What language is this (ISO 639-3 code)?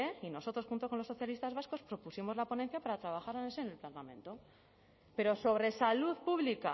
spa